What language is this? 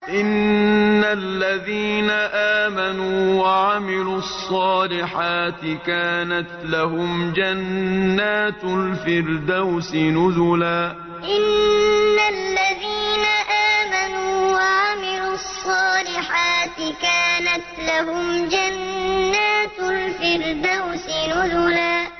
Arabic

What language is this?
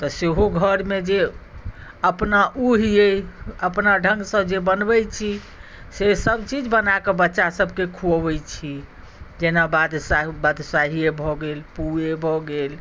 Maithili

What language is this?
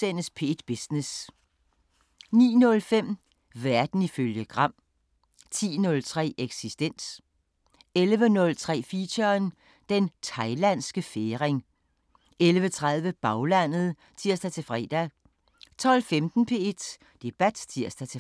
Danish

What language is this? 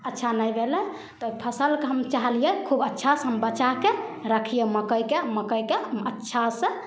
Maithili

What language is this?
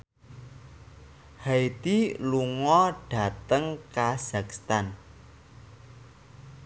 Javanese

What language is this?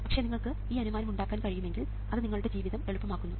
Malayalam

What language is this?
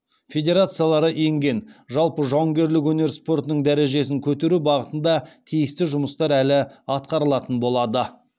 Kazakh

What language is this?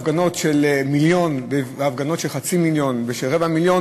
Hebrew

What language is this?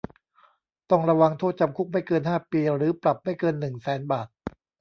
Thai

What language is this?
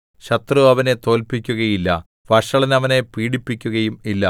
Malayalam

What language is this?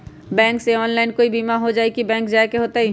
Magahi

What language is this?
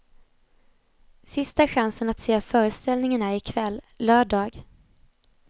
Swedish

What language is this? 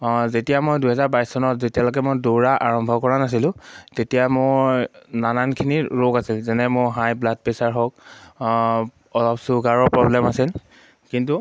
Assamese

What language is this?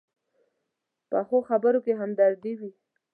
Pashto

